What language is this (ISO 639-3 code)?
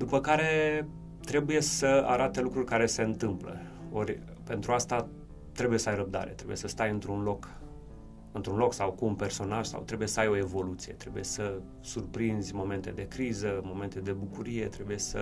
ron